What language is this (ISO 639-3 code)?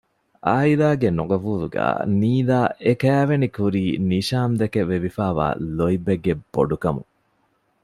div